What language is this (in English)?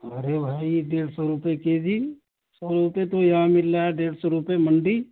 Urdu